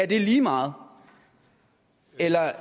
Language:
Danish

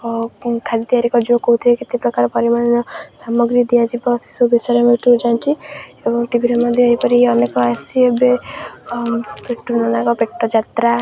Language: Odia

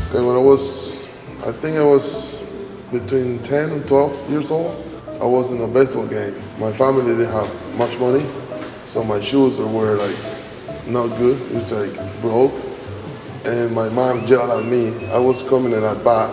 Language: Korean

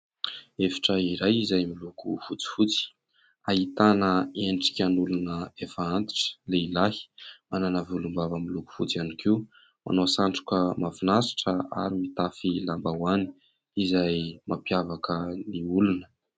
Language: Malagasy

